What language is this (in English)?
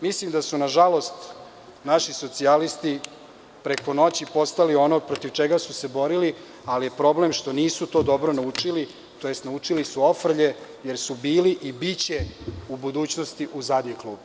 Serbian